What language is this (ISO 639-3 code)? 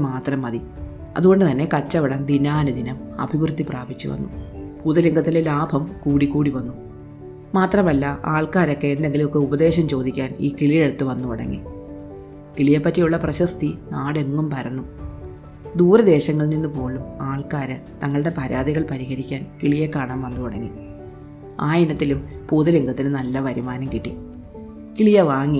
mal